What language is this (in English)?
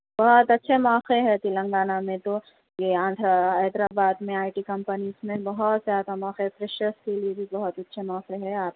Urdu